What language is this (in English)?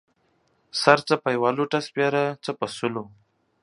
Pashto